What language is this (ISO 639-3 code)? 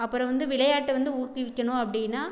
tam